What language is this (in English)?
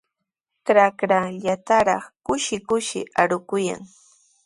Sihuas Ancash Quechua